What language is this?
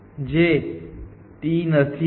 Gujarati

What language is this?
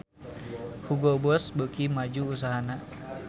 Sundanese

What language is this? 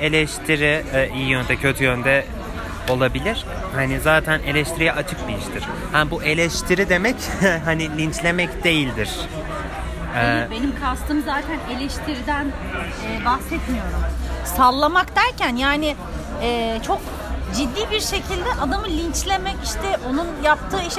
Turkish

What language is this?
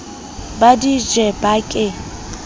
Southern Sotho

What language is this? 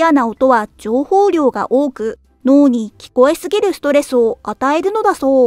Japanese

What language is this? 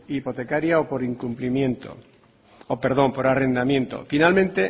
Spanish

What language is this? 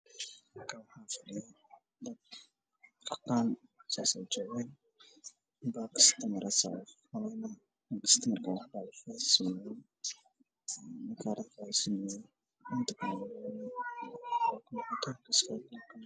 Somali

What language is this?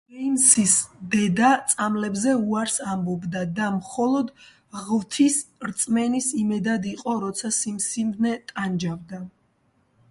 Georgian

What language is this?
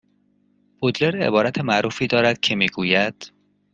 Persian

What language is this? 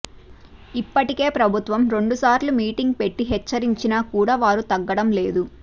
Telugu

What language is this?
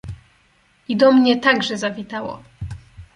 Polish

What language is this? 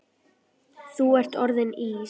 Icelandic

